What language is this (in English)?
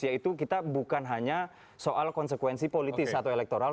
Indonesian